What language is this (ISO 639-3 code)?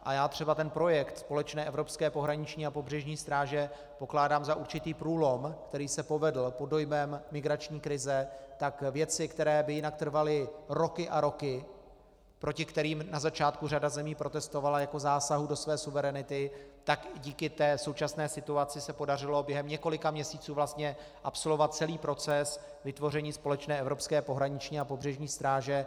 ces